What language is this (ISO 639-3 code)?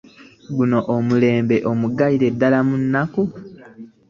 lug